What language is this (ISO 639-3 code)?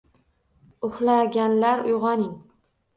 uzb